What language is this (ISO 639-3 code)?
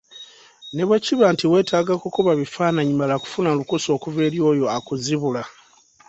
lug